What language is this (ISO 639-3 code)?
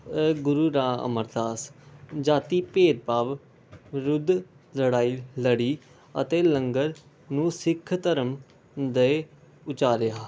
pan